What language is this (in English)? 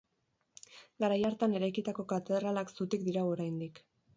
Basque